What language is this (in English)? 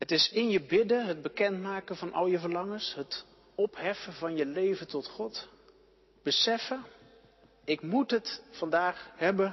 Dutch